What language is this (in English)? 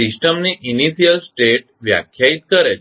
Gujarati